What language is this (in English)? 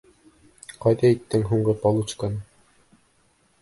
Bashkir